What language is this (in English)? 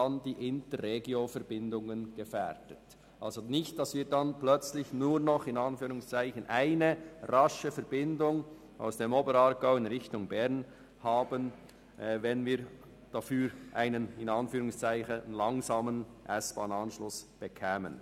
Swiss German